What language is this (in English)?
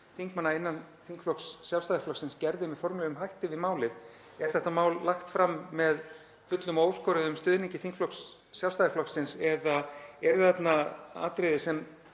Icelandic